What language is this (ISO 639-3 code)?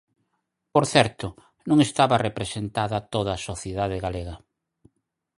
glg